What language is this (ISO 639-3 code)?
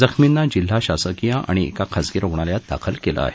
mar